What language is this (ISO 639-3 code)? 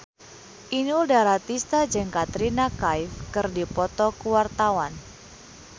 sun